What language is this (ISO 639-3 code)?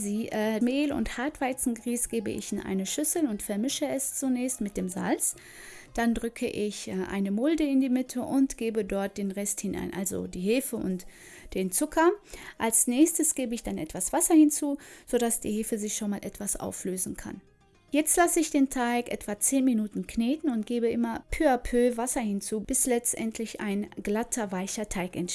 deu